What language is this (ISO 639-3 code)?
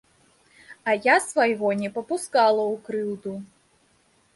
bel